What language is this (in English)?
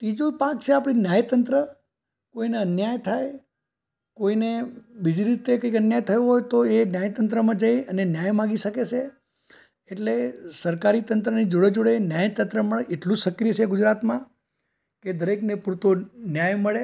Gujarati